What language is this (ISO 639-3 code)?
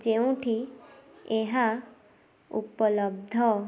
ori